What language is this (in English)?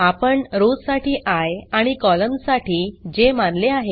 Marathi